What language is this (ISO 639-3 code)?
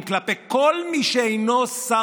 heb